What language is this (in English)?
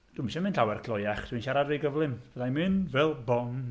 Welsh